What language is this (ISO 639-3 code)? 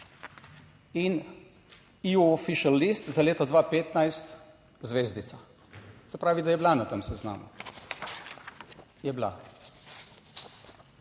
slv